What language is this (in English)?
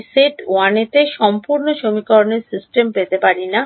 Bangla